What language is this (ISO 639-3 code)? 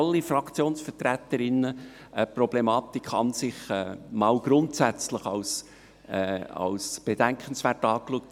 gsw